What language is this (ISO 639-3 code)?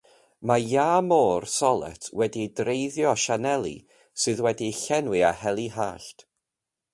cym